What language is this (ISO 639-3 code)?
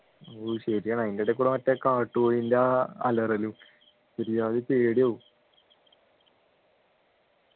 mal